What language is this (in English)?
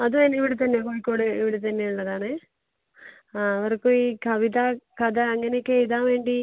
Malayalam